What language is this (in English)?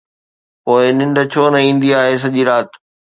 Sindhi